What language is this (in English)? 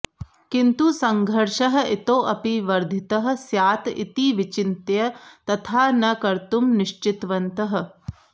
Sanskrit